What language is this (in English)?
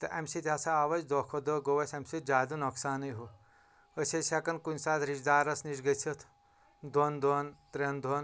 Kashmiri